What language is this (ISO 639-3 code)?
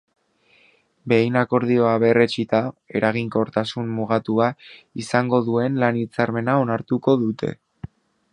eus